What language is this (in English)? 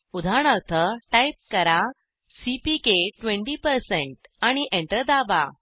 Marathi